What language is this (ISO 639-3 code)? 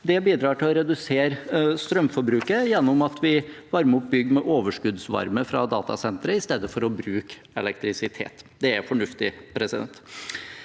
nor